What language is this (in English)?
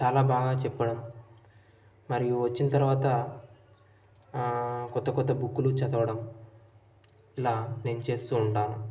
Telugu